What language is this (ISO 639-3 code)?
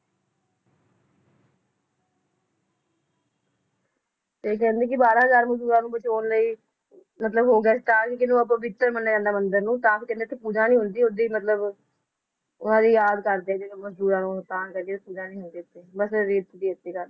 pan